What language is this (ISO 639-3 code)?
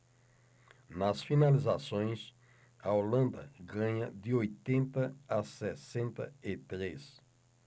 por